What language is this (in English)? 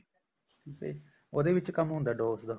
Punjabi